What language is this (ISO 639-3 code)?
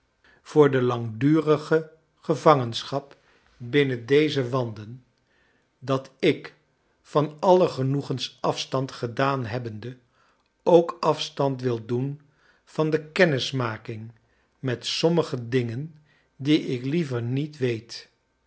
nld